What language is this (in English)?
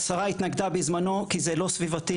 Hebrew